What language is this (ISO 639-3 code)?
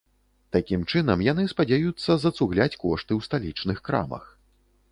bel